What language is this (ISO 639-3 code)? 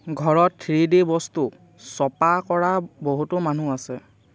asm